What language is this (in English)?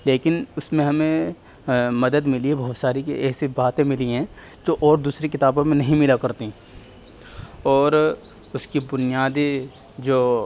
Urdu